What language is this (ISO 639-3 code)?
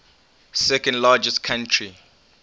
eng